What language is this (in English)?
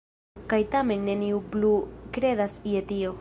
Esperanto